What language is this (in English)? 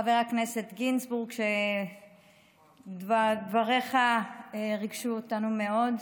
Hebrew